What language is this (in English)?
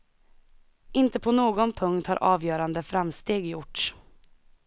Swedish